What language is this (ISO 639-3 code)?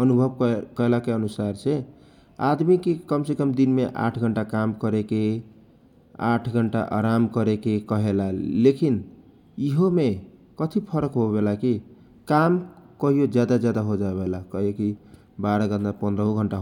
thq